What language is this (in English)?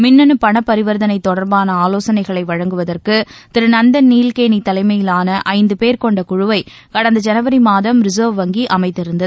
Tamil